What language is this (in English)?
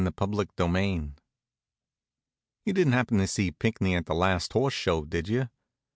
English